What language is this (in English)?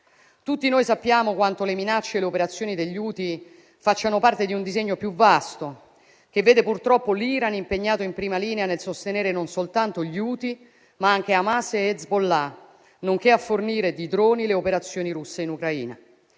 Italian